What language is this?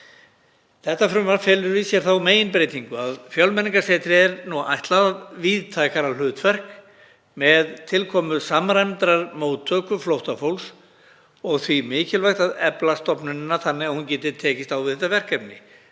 Icelandic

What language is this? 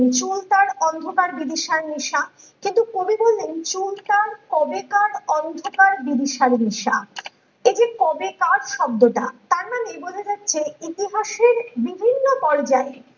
Bangla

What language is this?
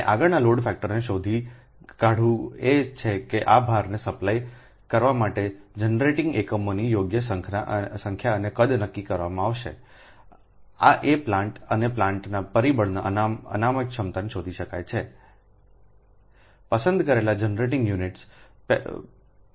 Gujarati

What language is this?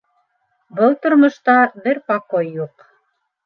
Bashkir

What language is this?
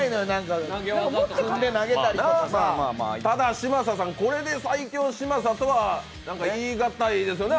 Japanese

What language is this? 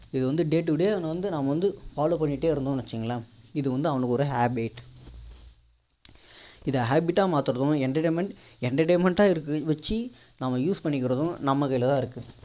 Tamil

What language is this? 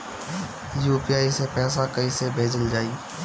Bhojpuri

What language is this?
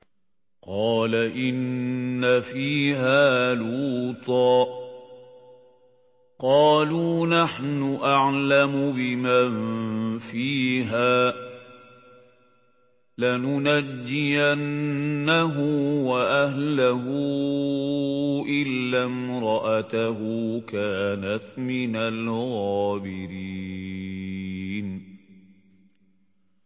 Arabic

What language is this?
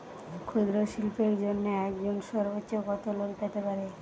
Bangla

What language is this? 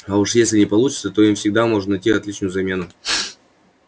Russian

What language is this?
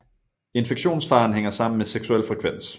Danish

